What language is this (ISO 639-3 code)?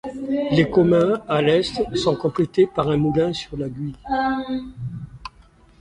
fra